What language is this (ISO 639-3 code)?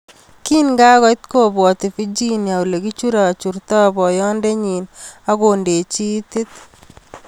kln